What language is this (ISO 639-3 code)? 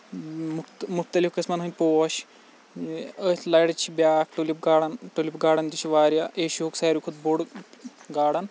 kas